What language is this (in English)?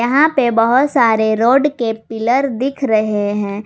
Hindi